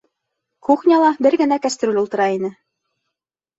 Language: Bashkir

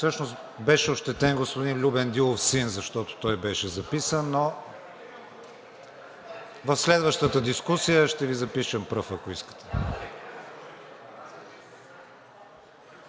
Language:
Bulgarian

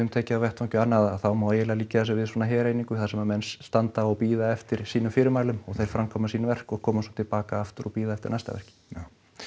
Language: Icelandic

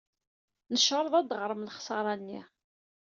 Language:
Kabyle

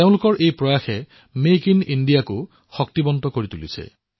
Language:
Assamese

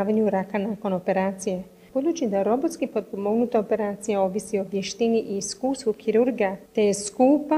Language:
Croatian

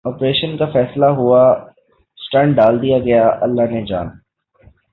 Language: Urdu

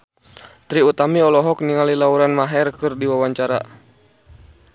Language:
Sundanese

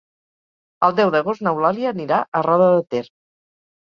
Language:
Catalan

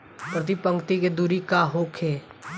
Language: Bhojpuri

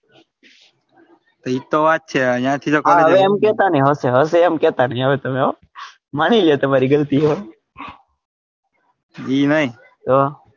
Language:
Gujarati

